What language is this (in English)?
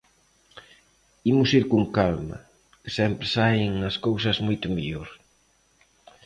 Galician